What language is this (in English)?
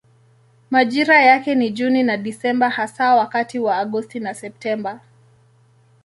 Swahili